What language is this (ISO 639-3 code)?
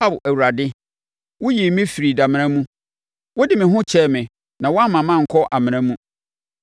aka